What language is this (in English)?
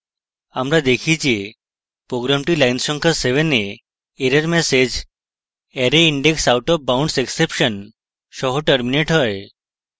Bangla